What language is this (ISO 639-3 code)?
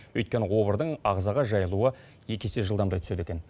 kaz